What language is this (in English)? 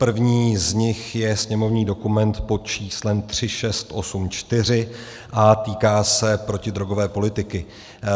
Czech